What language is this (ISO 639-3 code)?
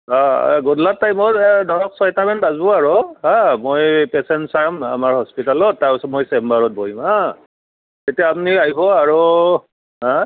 asm